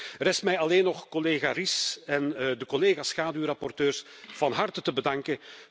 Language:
Dutch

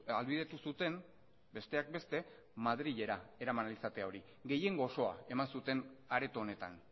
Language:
Basque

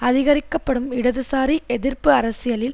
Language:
Tamil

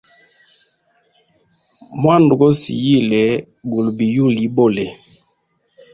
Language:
Hemba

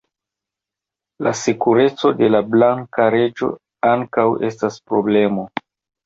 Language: Esperanto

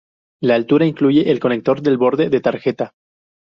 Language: Spanish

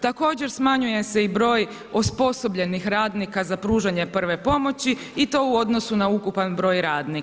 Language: Croatian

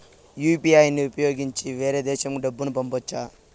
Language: Telugu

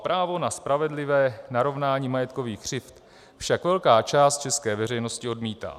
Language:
Czech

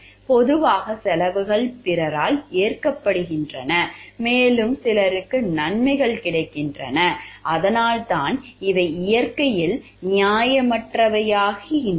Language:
Tamil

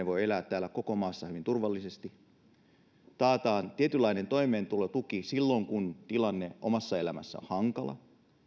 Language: Finnish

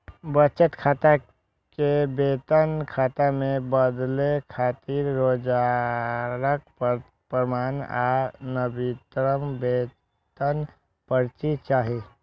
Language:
Maithili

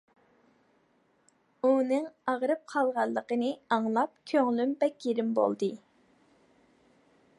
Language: Uyghur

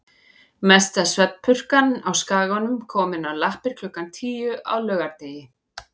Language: Icelandic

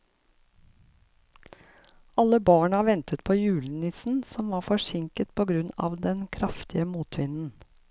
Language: Norwegian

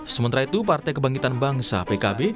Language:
Indonesian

